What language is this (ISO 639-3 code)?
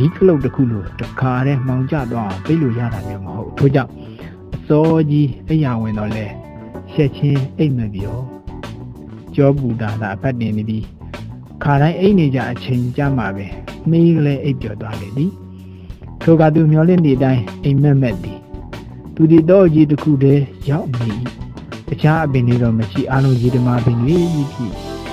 tha